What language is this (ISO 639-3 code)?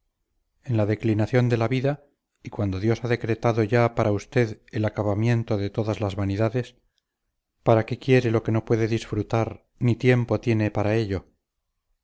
spa